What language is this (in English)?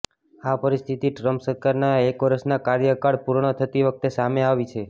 Gujarati